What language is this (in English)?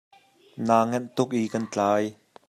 Hakha Chin